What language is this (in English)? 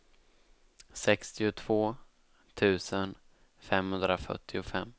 Swedish